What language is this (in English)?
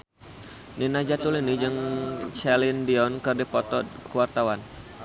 Sundanese